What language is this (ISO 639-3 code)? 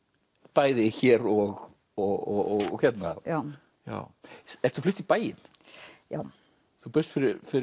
isl